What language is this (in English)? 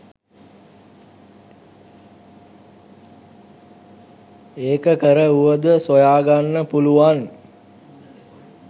Sinhala